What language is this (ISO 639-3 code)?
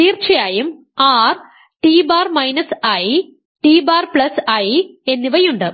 mal